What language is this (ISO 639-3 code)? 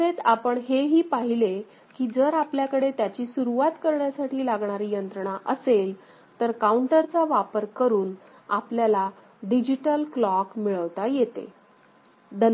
mar